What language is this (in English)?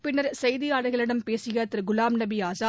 Tamil